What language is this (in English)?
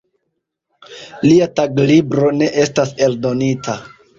Esperanto